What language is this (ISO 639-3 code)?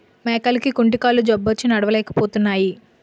tel